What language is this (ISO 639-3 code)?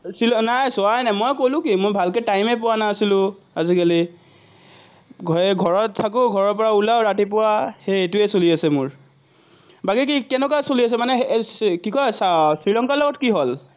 asm